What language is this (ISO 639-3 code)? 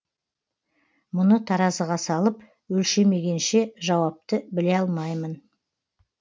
kaz